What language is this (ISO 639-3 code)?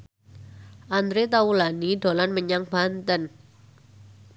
jav